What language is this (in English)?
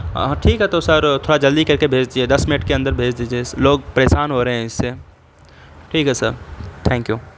Urdu